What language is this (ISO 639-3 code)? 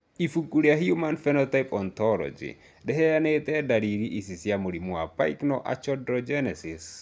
kik